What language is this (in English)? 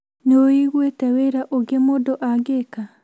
Kikuyu